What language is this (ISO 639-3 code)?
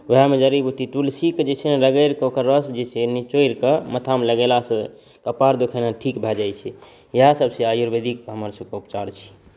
mai